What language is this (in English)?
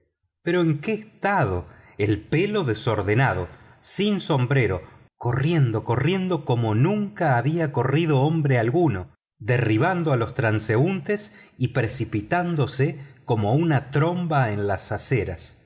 Spanish